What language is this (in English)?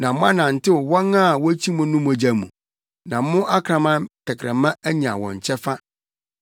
Akan